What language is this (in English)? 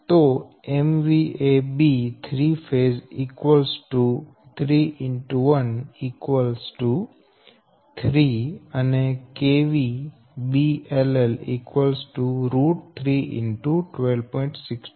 Gujarati